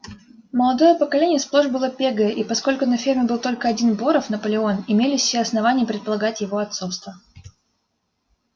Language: Russian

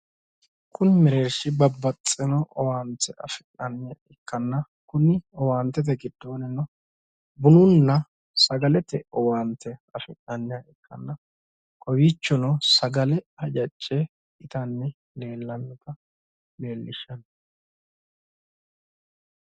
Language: Sidamo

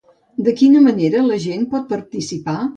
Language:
Catalan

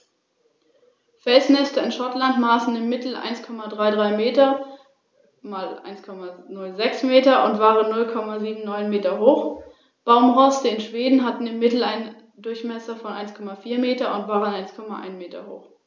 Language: German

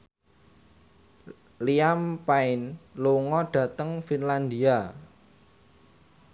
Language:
Javanese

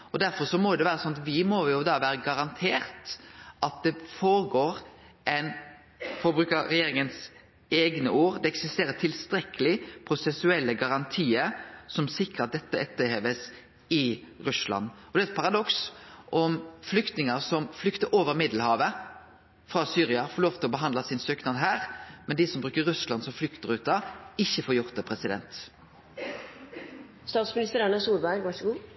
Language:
Norwegian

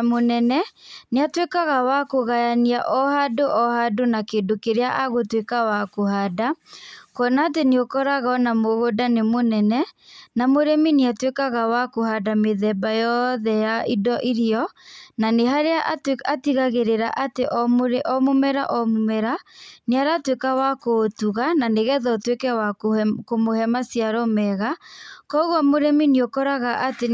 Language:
Kikuyu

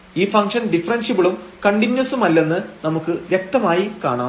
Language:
Malayalam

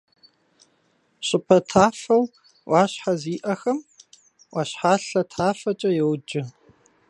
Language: Kabardian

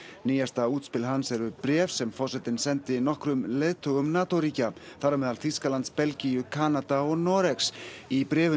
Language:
Icelandic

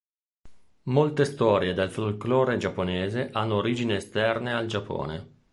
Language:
Italian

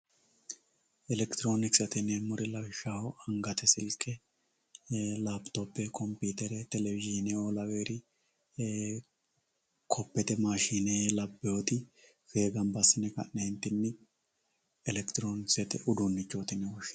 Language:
Sidamo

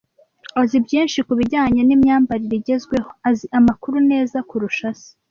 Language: Kinyarwanda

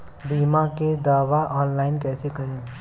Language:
Bhojpuri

